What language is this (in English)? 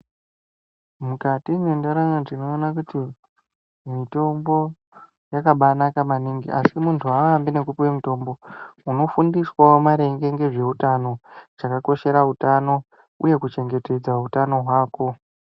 Ndau